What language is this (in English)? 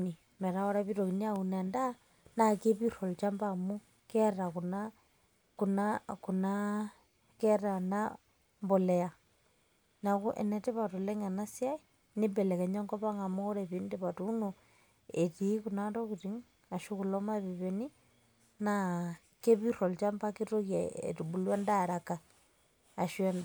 Masai